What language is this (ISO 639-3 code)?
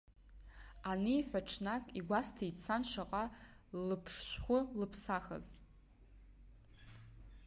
abk